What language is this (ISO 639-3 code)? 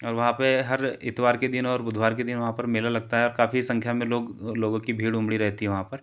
hin